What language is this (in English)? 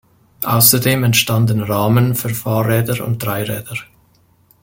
German